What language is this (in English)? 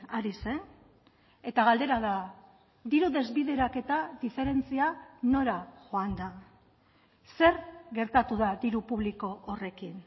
Basque